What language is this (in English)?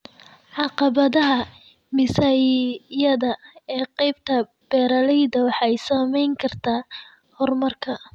Somali